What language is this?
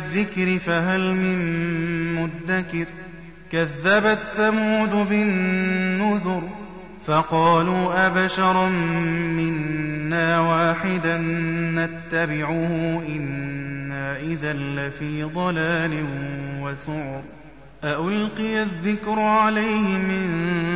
Arabic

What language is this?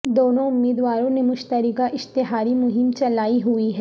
Urdu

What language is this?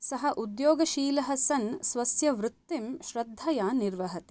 Sanskrit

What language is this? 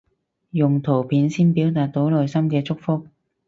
Cantonese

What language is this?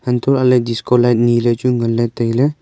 Wancho Naga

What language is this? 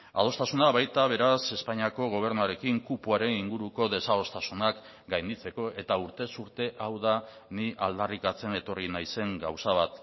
Basque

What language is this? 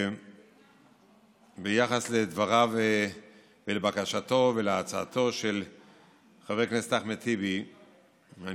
Hebrew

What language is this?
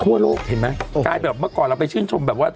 Thai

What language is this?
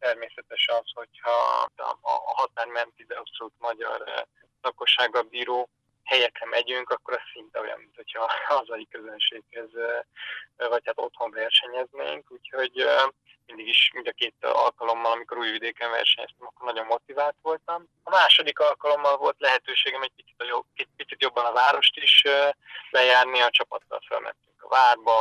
Hungarian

